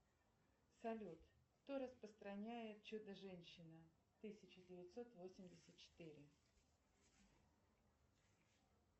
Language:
Russian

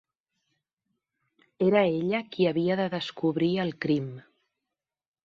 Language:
Catalan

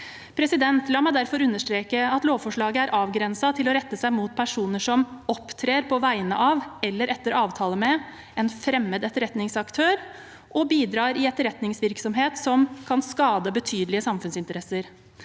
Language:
Norwegian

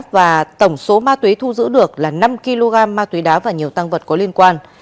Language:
Vietnamese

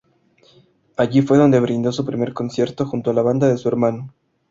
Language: Spanish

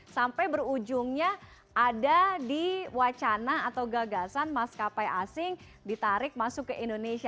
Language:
Indonesian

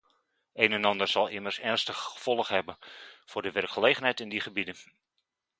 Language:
Dutch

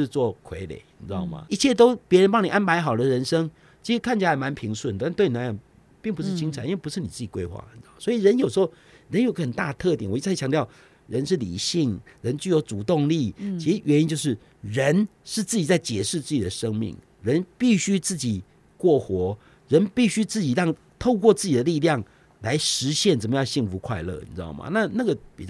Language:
Chinese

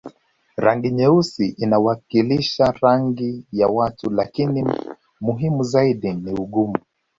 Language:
Swahili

